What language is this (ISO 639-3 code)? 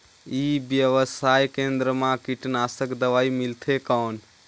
hne